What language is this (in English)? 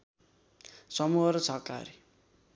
Nepali